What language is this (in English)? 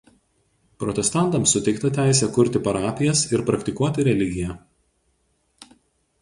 Lithuanian